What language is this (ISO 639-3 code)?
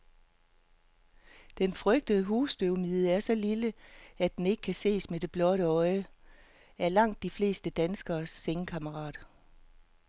dan